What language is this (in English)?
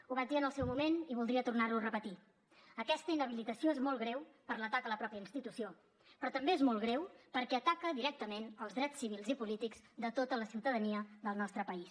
Catalan